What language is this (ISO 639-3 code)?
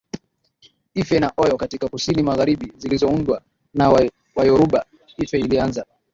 swa